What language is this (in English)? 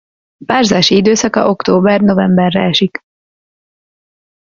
Hungarian